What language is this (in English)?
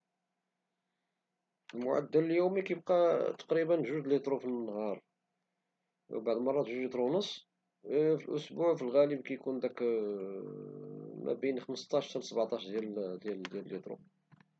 Moroccan Arabic